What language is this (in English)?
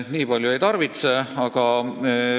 Estonian